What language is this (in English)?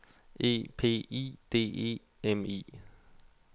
Danish